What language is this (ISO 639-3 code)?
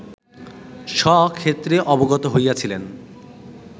ben